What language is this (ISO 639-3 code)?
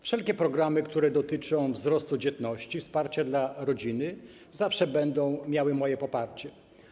pol